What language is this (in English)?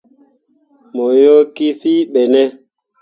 Mundang